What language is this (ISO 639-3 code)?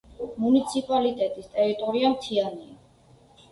kat